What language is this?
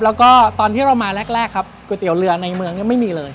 Thai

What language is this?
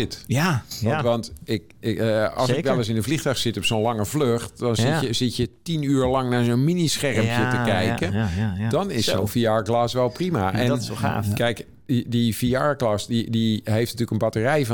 Dutch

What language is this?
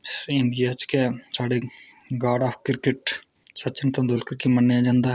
Dogri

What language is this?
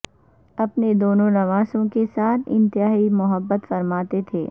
Urdu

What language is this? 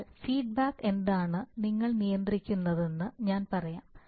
Malayalam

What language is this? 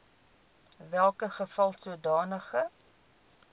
Afrikaans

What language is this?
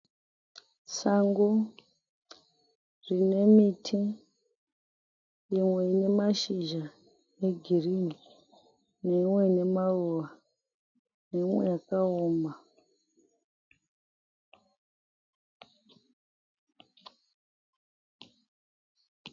Shona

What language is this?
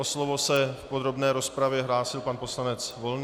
Czech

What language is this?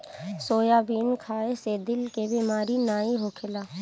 Bhojpuri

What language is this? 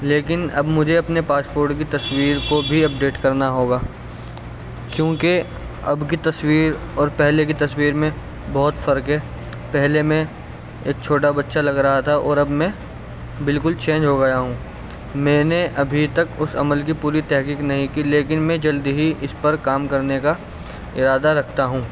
Urdu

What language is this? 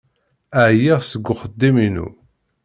Kabyle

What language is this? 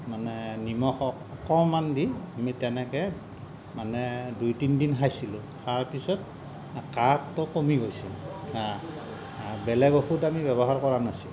Assamese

